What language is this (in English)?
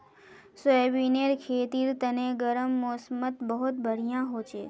Magahi